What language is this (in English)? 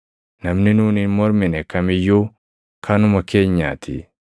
Oromo